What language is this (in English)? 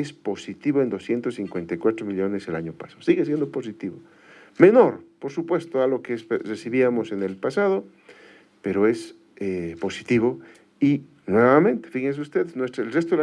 Spanish